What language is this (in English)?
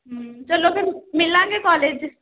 Punjabi